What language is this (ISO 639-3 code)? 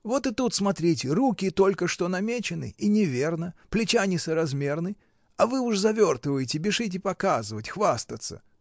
rus